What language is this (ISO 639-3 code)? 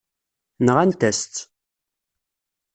kab